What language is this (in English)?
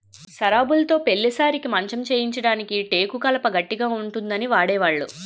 Telugu